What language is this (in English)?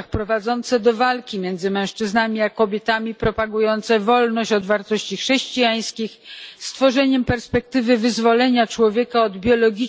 Polish